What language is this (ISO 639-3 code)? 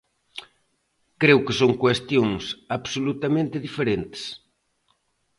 glg